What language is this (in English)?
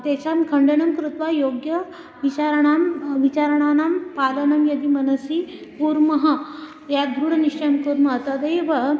Sanskrit